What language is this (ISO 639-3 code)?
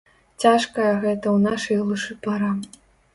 bel